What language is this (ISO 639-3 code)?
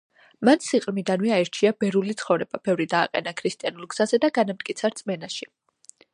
kat